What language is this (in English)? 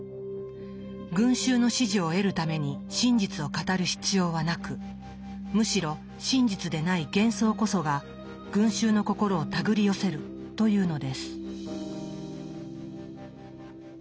Japanese